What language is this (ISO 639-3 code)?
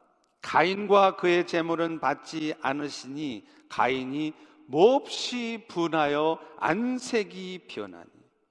kor